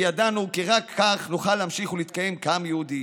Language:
Hebrew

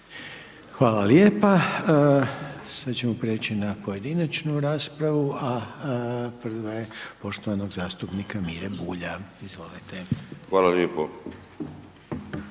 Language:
Croatian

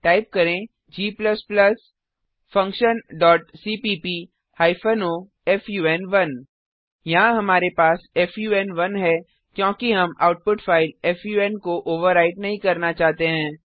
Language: Hindi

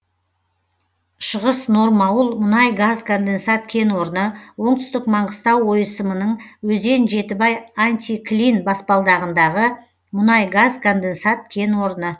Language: Kazakh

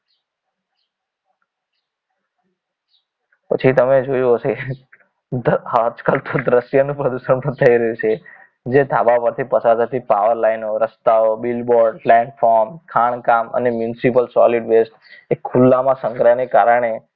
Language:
Gujarati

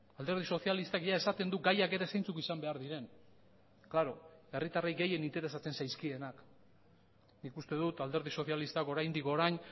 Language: Basque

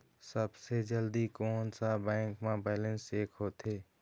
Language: Chhattisgarhi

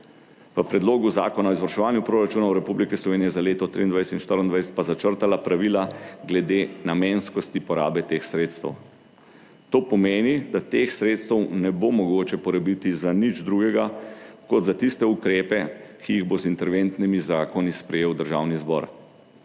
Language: Slovenian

